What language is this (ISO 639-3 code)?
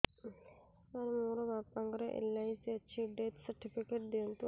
ori